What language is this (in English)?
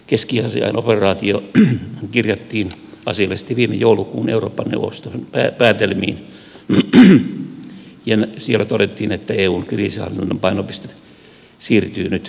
Finnish